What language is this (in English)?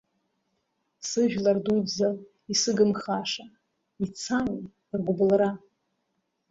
Abkhazian